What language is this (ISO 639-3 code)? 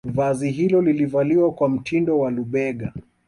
swa